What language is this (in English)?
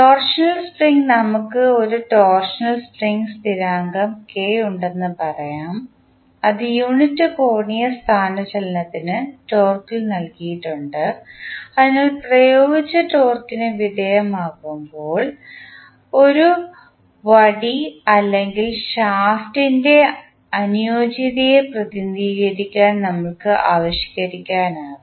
Malayalam